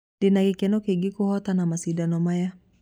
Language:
Kikuyu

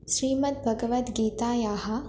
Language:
Sanskrit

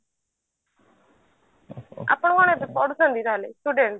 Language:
Odia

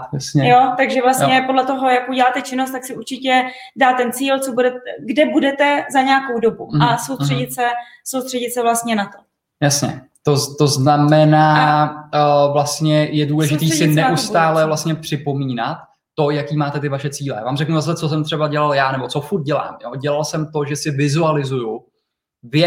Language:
Czech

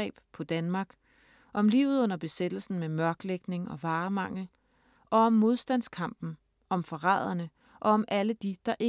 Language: Danish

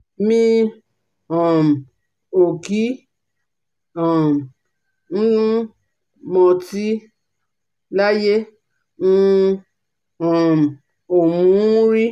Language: Yoruba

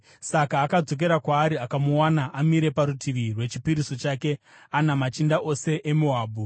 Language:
Shona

